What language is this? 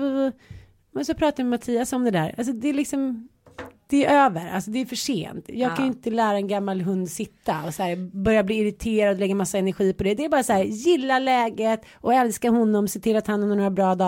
Swedish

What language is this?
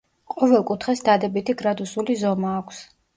Georgian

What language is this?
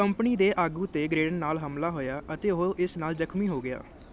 Punjabi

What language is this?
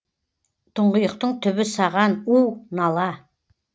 Kazakh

